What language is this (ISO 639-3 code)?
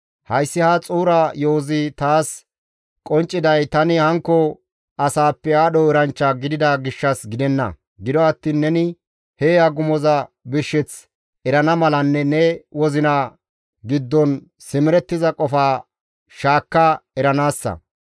gmv